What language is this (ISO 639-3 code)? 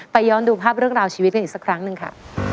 tha